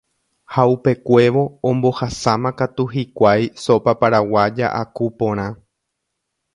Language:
Guarani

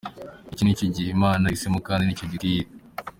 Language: Kinyarwanda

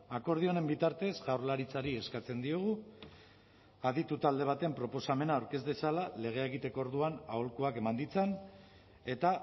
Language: Basque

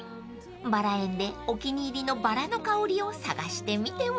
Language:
Japanese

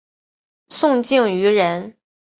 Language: Chinese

